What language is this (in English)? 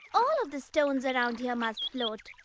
English